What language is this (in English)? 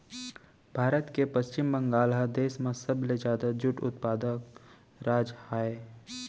Chhattisgarhi